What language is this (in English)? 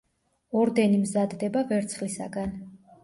Georgian